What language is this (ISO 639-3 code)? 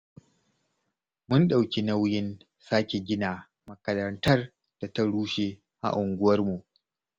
hau